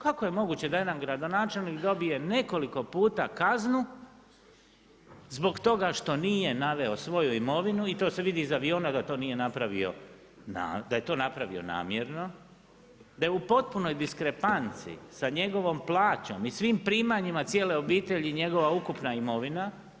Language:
Croatian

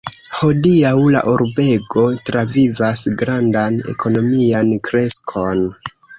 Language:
Esperanto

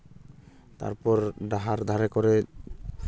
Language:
Santali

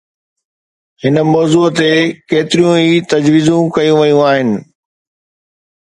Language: Sindhi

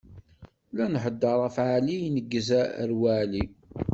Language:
Kabyle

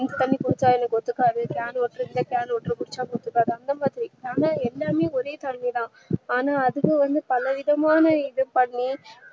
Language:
Tamil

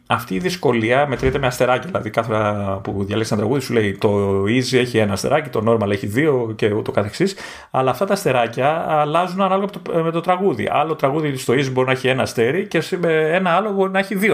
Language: Greek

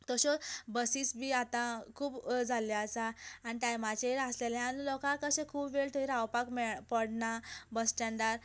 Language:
Konkani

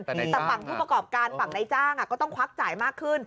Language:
Thai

